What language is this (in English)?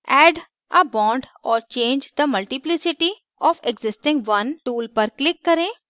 Hindi